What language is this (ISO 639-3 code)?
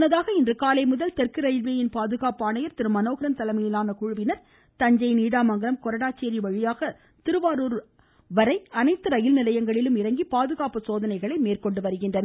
tam